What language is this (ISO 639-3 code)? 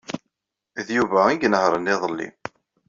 kab